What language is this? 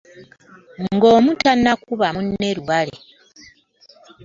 Ganda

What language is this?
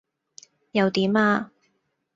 Cantonese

